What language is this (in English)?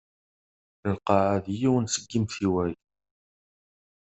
Kabyle